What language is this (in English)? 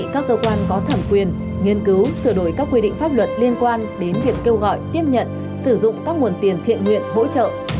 Vietnamese